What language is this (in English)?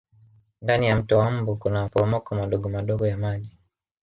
Swahili